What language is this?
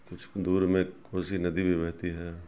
Urdu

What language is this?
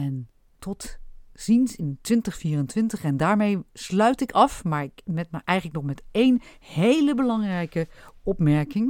Dutch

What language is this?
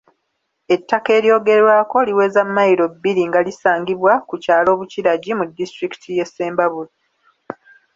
Ganda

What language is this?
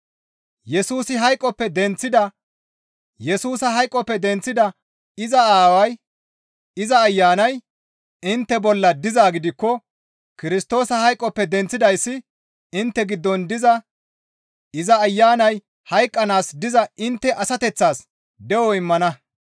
Gamo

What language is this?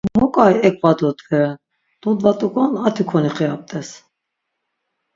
Laz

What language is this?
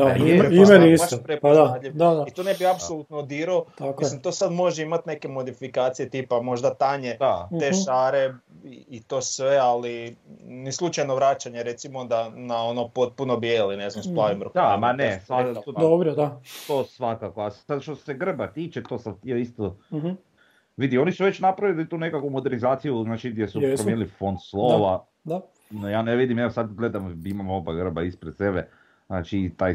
Croatian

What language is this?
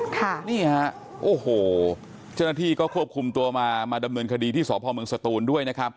Thai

